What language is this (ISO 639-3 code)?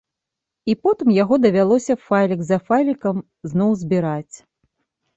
bel